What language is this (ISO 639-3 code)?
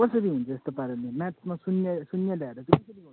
nep